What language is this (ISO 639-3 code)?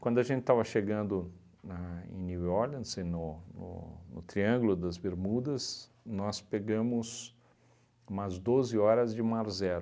por